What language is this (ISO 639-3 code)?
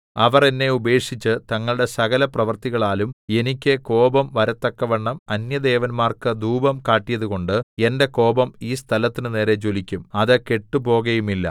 mal